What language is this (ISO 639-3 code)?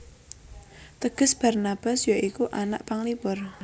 jav